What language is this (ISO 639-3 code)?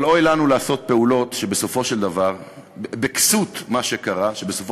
heb